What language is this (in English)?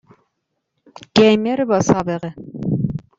Persian